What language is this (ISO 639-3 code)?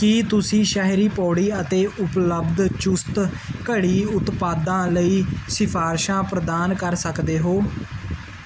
pan